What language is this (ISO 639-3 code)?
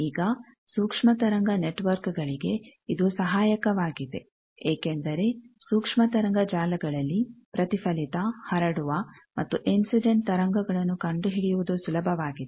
kan